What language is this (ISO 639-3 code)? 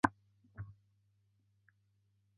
zho